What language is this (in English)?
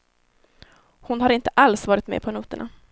Swedish